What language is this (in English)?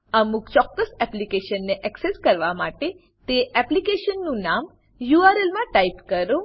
Gujarati